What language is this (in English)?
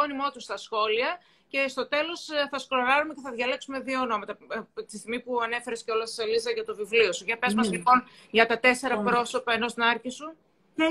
Greek